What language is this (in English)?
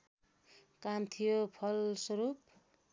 Nepali